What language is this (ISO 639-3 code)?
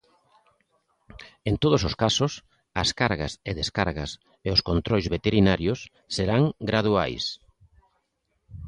glg